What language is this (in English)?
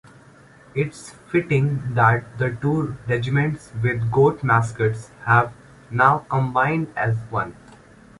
English